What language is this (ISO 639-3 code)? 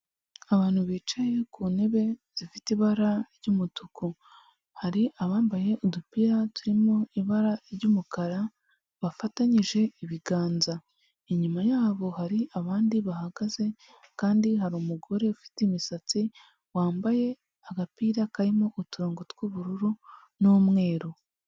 kin